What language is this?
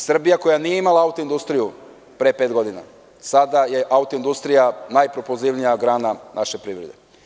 Serbian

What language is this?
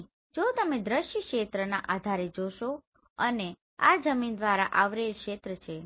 Gujarati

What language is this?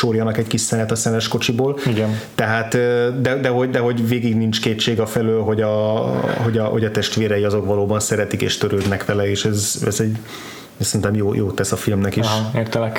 Hungarian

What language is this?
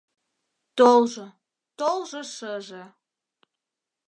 Mari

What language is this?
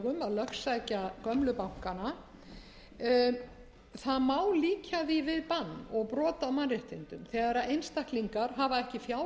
Icelandic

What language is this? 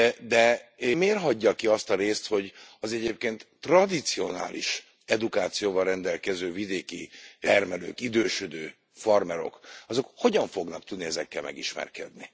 Hungarian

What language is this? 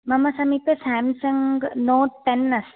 Sanskrit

